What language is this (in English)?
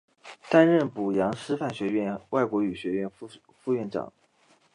Chinese